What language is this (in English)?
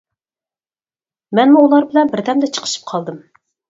Uyghur